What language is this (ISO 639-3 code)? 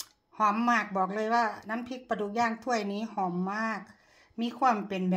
tha